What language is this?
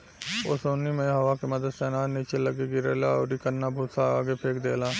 Bhojpuri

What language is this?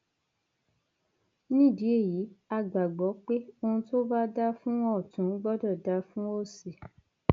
Yoruba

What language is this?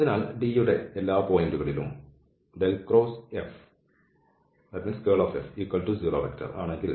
Malayalam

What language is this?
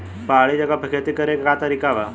Bhojpuri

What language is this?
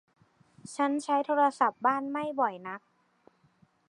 Thai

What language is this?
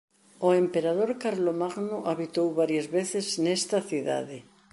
Galician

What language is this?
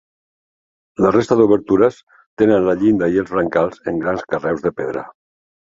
Catalan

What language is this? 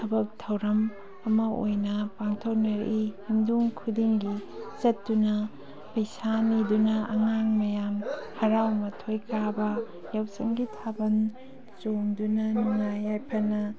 Manipuri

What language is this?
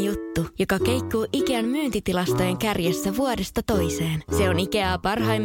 Finnish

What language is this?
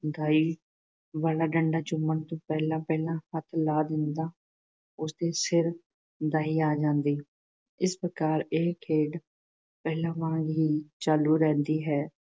Punjabi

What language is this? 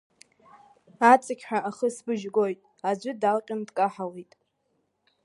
Abkhazian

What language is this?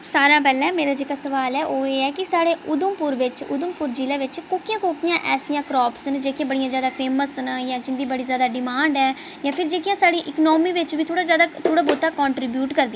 Dogri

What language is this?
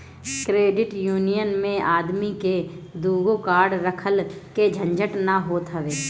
Bhojpuri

